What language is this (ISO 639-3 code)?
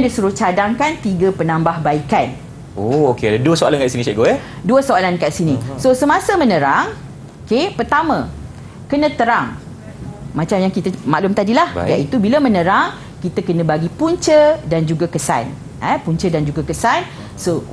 msa